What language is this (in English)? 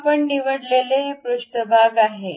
Marathi